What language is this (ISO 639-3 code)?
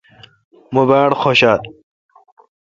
xka